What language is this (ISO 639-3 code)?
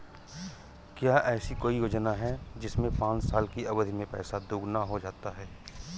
hin